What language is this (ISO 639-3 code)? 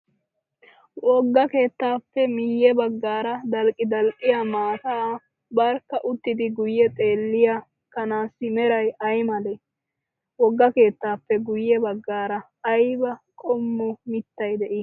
wal